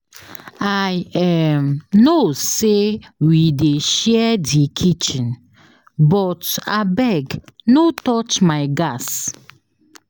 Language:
Nigerian Pidgin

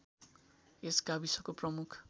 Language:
Nepali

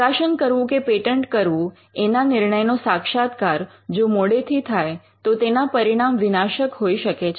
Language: Gujarati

